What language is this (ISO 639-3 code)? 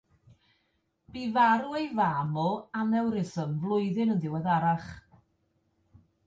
cym